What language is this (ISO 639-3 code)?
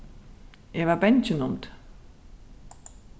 fao